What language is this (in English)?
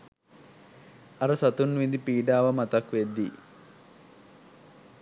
Sinhala